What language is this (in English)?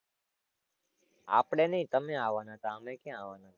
Gujarati